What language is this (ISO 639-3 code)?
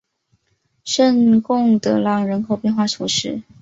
zho